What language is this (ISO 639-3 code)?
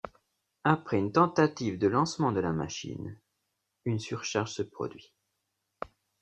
fra